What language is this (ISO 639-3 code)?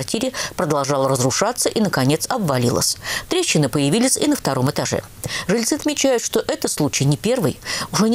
rus